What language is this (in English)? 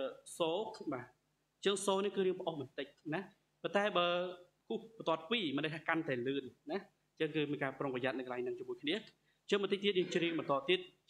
Thai